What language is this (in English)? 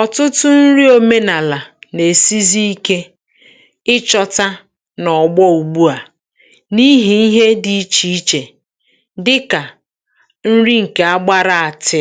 Igbo